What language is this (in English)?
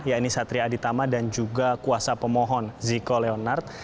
Indonesian